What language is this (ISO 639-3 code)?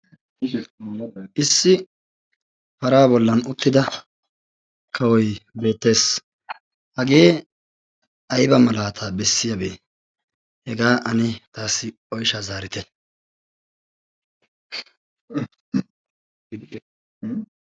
wal